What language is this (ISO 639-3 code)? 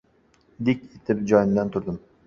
uzb